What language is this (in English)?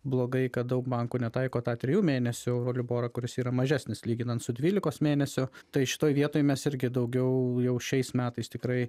Lithuanian